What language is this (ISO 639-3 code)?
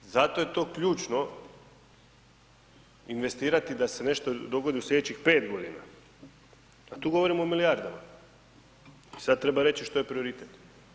hrv